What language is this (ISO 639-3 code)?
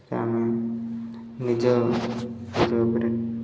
ori